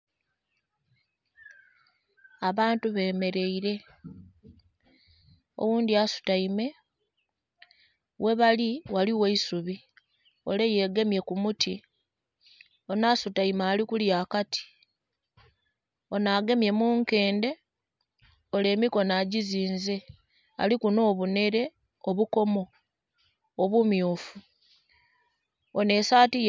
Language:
Soga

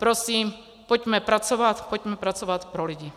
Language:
Czech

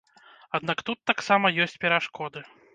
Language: Belarusian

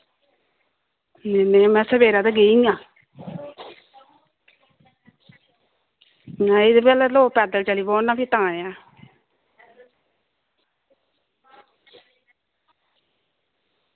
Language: Dogri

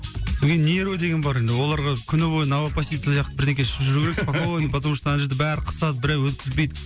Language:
Kazakh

